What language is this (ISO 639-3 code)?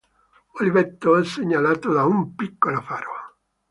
ita